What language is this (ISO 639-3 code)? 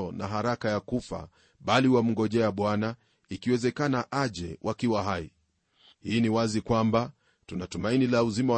swa